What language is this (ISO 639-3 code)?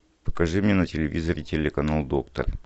rus